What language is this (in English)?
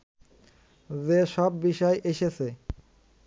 Bangla